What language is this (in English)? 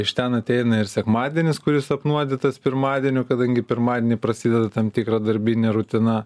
Lithuanian